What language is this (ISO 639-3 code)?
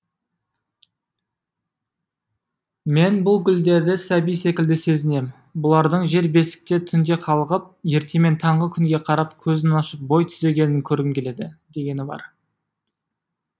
kaz